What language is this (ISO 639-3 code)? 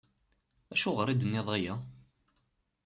kab